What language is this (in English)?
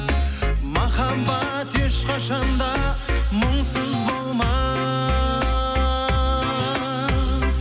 Kazakh